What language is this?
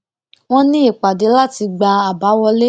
Yoruba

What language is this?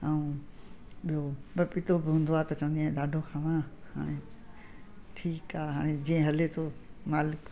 Sindhi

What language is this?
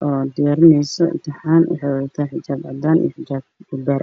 Somali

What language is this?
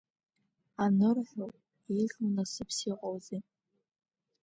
Abkhazian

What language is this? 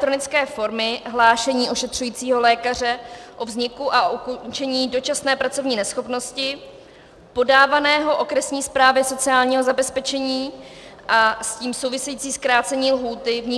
Czech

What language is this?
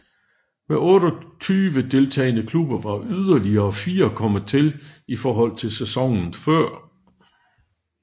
Danish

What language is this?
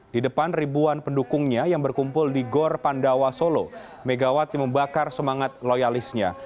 Indonesian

